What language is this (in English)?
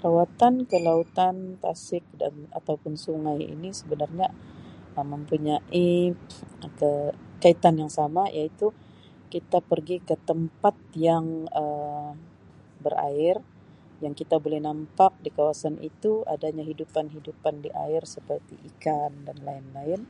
Sabah Malay